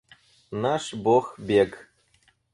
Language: Russian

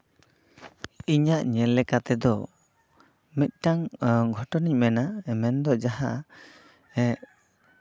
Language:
Santali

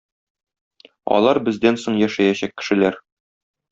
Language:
Tatar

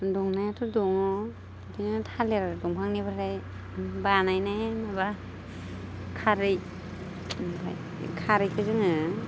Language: Bodo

